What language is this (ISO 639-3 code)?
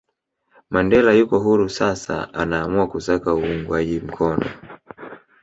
swa